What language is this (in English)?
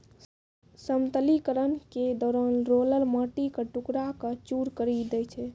Maithili